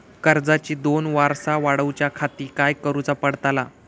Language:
Marathi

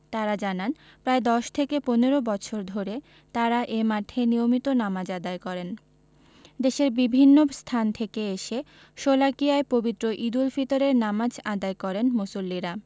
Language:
Bangla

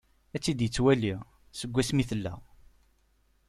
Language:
Kabyle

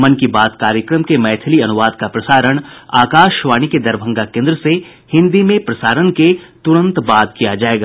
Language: Hindi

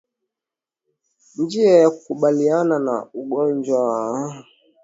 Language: Swahili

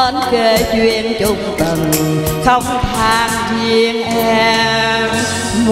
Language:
Thai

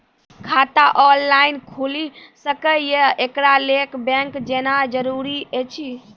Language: Maithili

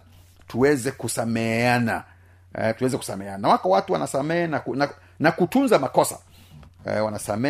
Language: Swahili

